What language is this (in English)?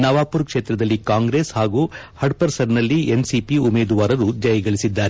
Kannada